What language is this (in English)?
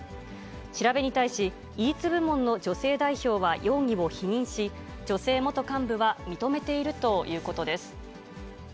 Japanese